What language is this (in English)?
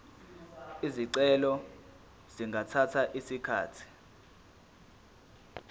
Zulu